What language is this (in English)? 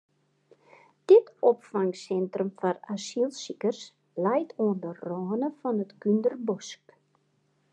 Western Frisian